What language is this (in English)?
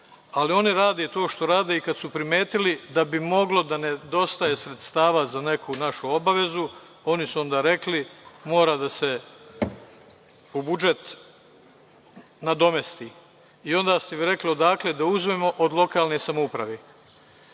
Serbian